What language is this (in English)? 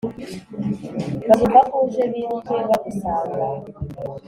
Kinyarwanda